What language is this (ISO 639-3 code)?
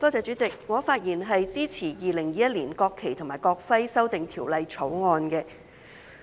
yue